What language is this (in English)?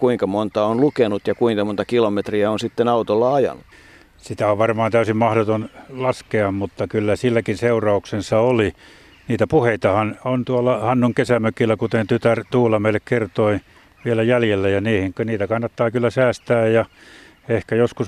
Finnish